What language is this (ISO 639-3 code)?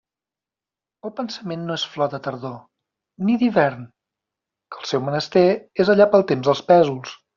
cat